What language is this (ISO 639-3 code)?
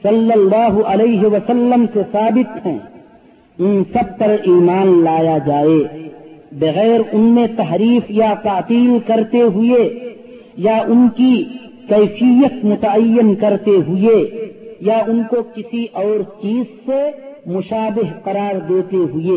urd